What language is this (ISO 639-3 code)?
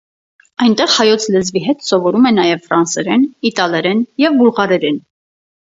hye